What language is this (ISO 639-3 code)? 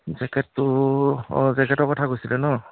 asm